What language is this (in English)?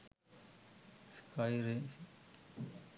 Sinhala